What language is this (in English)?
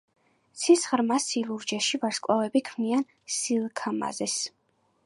Georgian